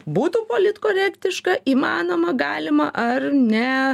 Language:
Lithuanian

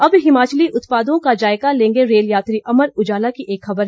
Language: Hindi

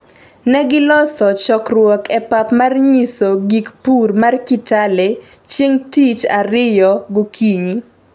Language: Luo (Kenya and Tanzania)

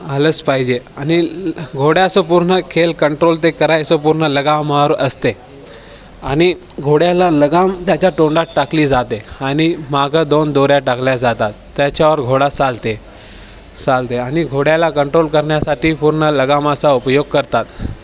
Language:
Marathi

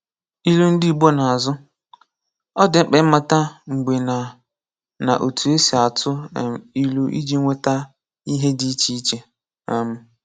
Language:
Igbo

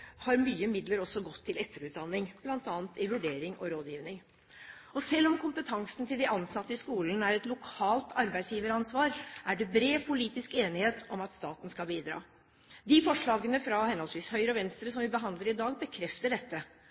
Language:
Norwegian Bokmål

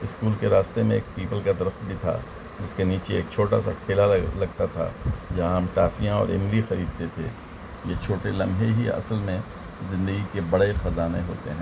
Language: Urdu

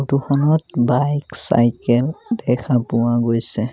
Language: Assamese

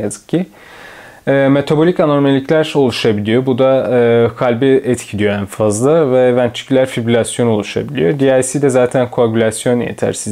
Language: Turkish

